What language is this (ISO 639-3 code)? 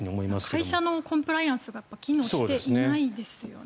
jpn